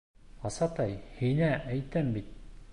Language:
Bashkir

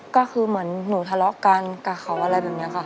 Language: Thai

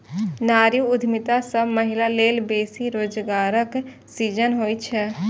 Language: Maithili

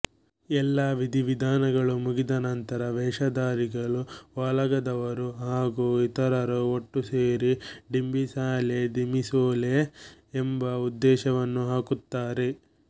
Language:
Kannada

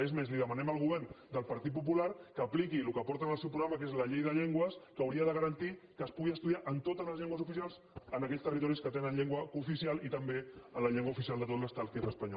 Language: Catalan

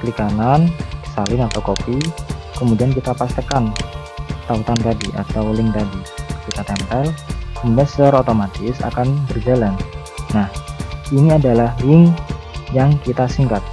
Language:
Indonesian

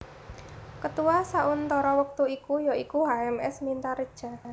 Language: Javanese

